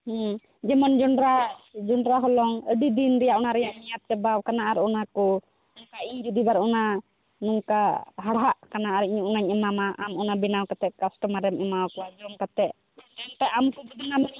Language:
Santali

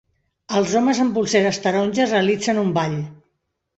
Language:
Catalan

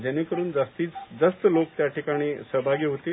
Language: Marathi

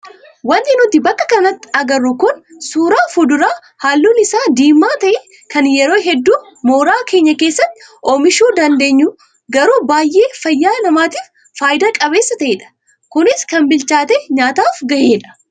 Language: Oromo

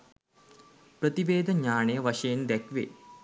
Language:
Sinhala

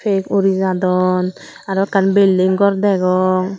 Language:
Chakma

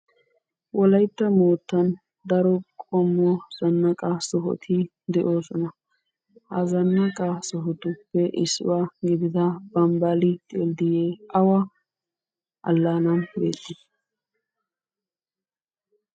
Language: Wolaytta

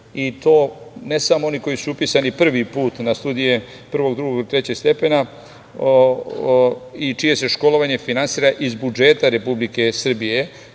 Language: Serbian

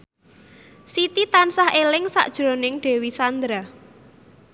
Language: Javanese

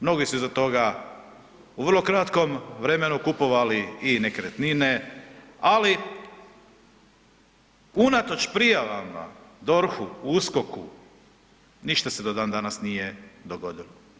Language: Croatian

